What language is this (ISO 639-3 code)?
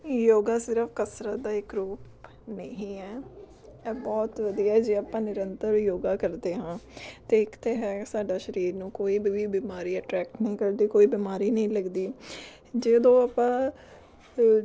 pan